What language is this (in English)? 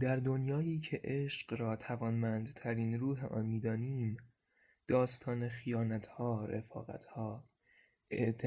Persian